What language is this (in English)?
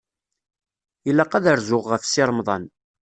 Kabyle